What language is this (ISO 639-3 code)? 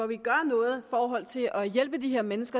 dan